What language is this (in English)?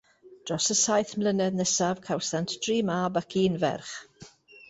Welsh